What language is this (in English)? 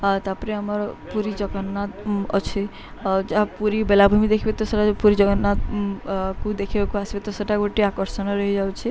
Odia